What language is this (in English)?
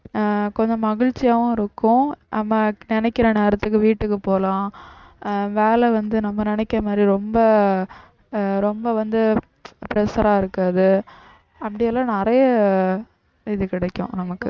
Tamil